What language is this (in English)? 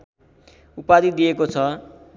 Nepali